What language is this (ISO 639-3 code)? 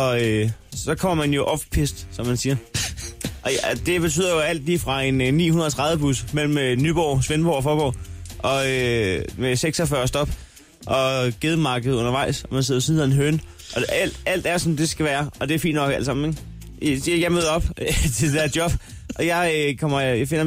dan